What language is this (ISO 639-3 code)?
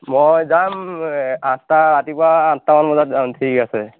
asm